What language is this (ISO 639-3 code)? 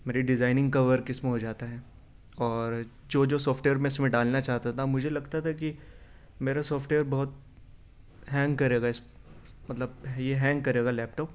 urd